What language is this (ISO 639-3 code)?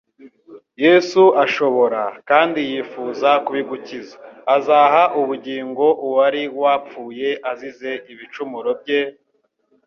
kin